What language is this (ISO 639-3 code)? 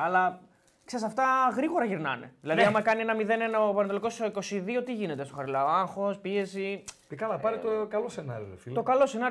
ell